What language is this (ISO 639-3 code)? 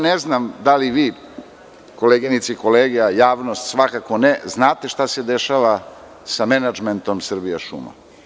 srp